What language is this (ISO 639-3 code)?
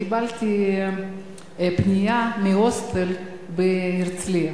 heb